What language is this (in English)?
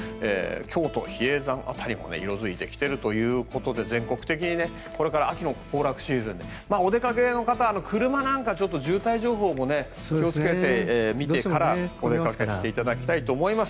Japanese